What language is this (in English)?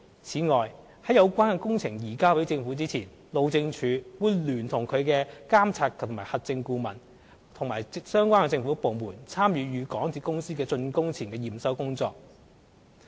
Cantonese